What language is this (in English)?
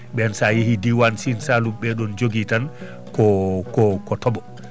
Fula